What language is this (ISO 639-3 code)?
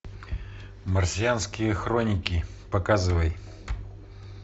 rus